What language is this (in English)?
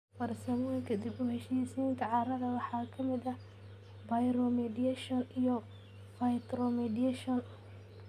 Somali